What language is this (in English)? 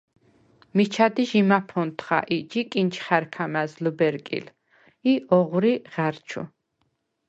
Svan